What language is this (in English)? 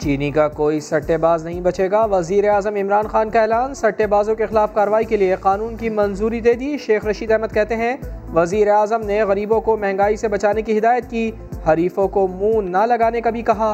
Urdu